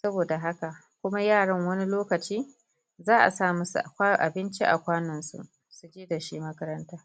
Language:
Hausa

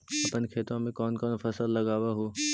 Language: Magahi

